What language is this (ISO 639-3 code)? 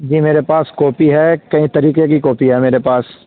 urd